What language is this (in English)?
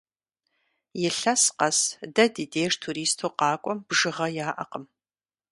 Kabardian